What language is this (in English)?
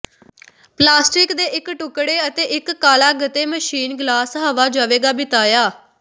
Punjabi